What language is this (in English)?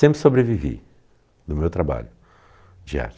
Portuguese